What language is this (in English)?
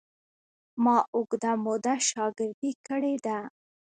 Pashto